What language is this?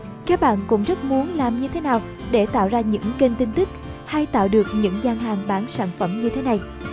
Vietnamese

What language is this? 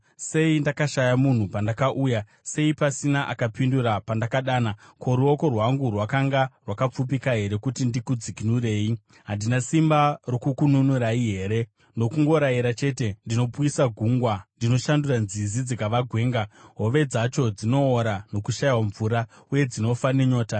Shona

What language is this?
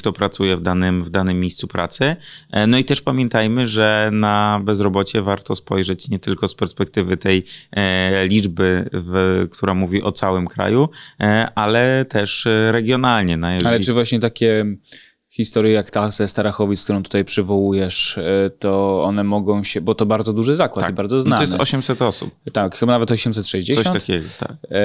Polish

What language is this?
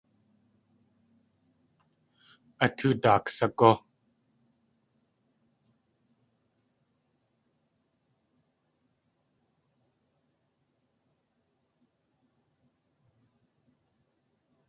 Tlingit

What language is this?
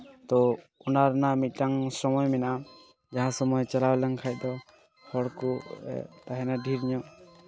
Santali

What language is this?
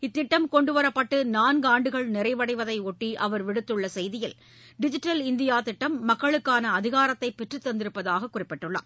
Tamil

